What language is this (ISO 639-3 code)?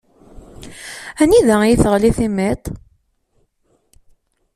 kab